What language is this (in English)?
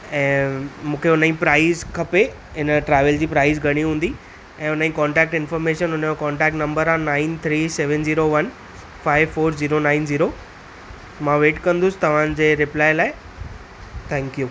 Sindhi